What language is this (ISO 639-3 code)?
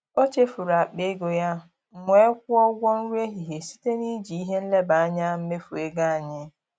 ibo